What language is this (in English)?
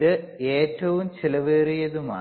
Malayalam